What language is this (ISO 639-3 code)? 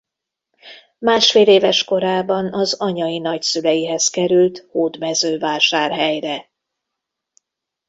hun